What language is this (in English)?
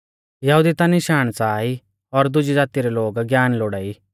Mahasu Pahari